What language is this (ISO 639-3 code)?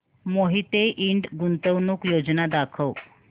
mar